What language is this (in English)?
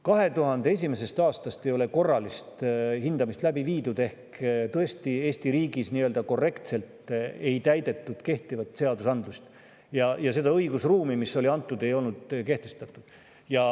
Estonian